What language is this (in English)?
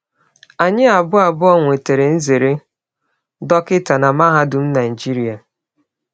Igbo